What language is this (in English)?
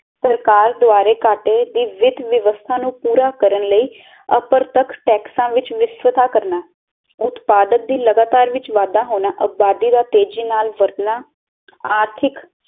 Punjabi